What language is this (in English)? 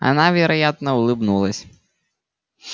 Russian